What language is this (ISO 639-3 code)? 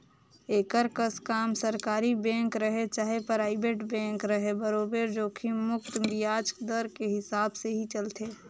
hne